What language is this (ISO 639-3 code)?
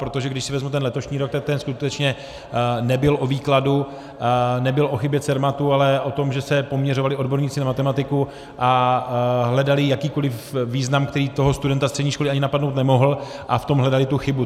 ces